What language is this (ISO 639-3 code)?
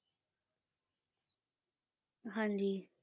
pan